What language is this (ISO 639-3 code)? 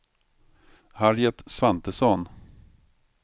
swe